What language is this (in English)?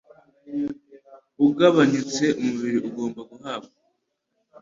Kinyarwanda